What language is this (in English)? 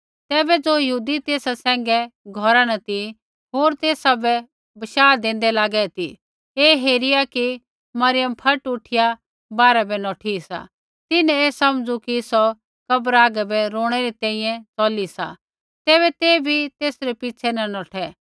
Kullu Pahari